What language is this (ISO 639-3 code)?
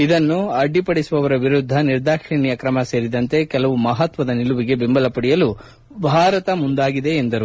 kan